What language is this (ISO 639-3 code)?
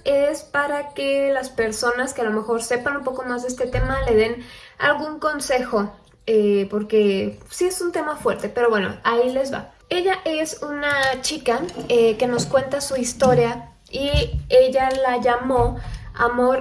spa